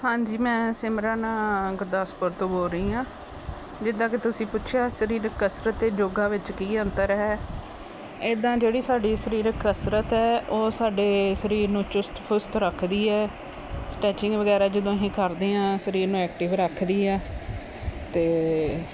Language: Punjabi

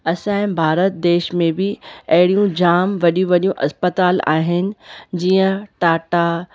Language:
Sindhi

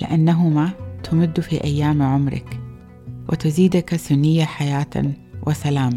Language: Arabic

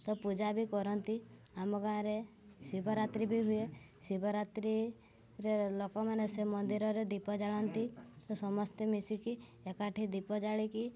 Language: Odia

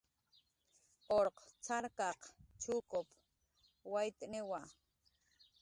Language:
Jaqaru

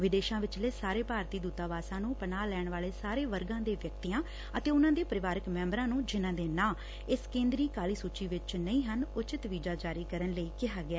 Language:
Punjabi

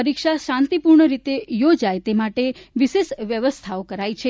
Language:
Gujarati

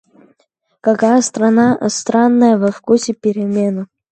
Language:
Russian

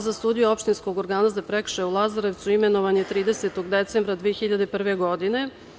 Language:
Serbian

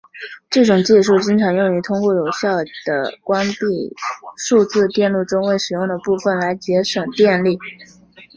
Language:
Chinese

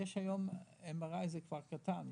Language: Hebrew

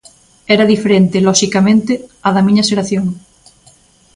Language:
Galician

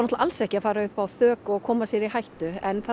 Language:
Icelandic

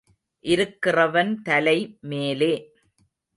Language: Tamil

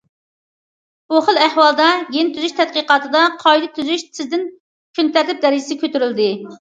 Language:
Uyghur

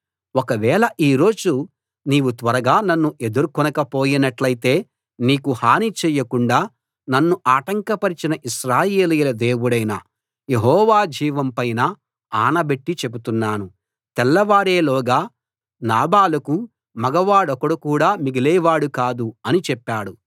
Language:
Telugu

